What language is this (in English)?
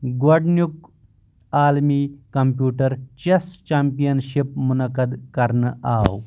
Kashmiri